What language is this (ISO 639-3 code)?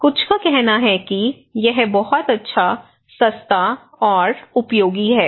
hin